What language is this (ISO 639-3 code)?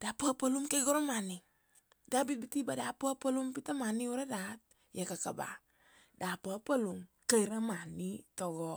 ksd